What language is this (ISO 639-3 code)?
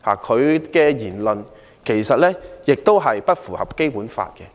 yue